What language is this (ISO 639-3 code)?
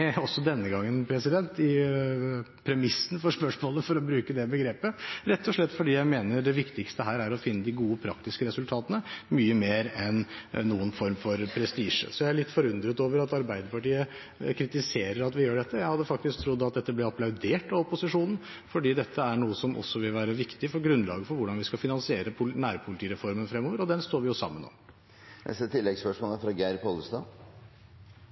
nor